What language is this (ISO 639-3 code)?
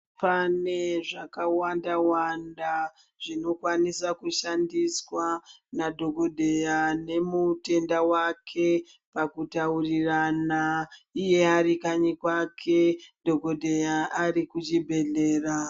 ndc